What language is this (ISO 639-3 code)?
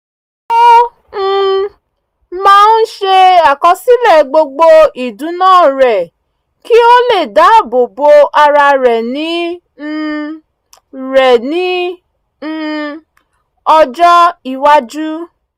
yor